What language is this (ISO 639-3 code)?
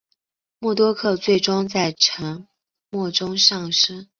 zho